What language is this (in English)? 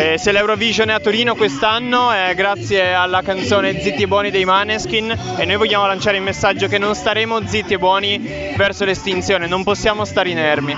Italian